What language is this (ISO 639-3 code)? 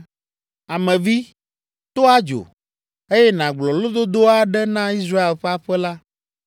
ewe